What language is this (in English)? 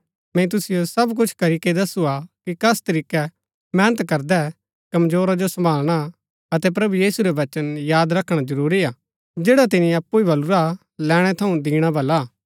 Gaddi